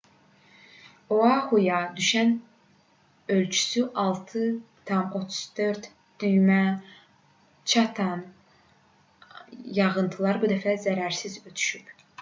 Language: Azerbaijani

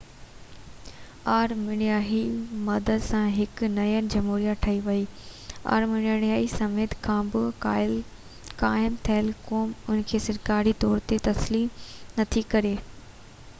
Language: Sindhi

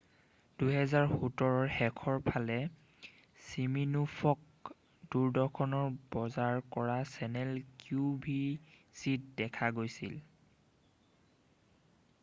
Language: Assamese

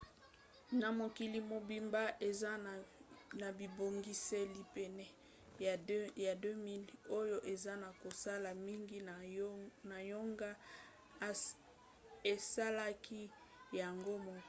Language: Lingala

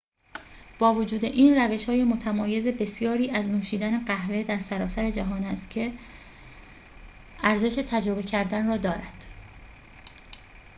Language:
Persian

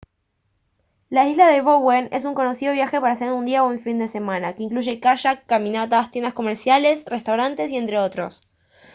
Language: Spanish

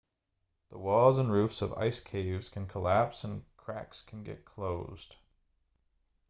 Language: English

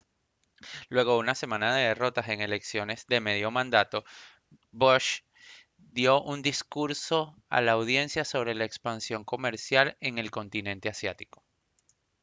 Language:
Spanish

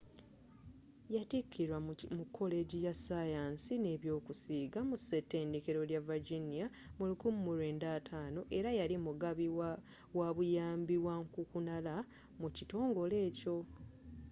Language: Ganda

